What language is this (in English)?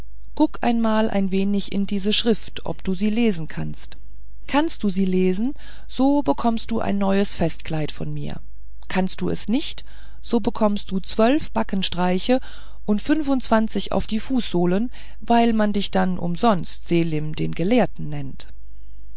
German